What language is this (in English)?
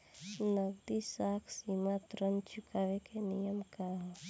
Bhojpuri